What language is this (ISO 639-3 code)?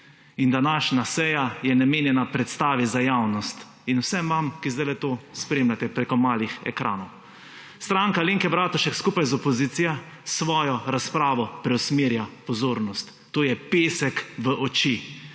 slv